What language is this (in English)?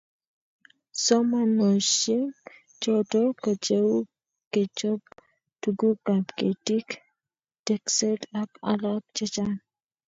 Kalenjin